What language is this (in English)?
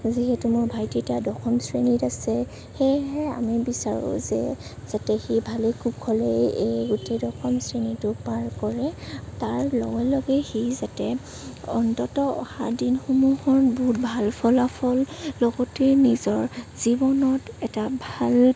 Assamese